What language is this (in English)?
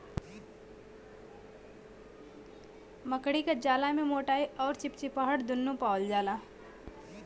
Bhojpuri